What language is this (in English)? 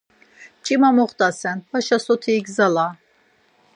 Laz